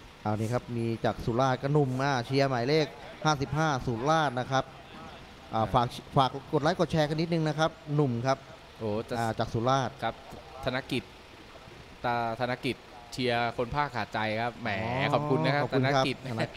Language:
Thai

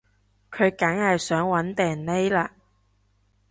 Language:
Cantonese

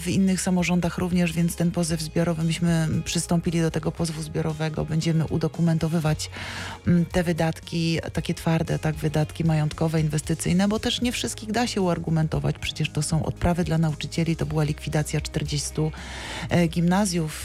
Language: Polish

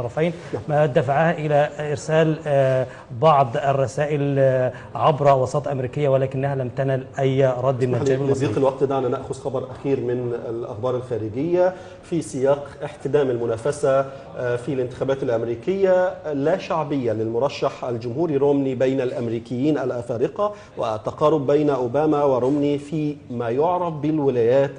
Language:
Arabic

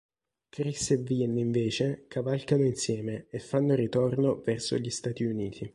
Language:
Italian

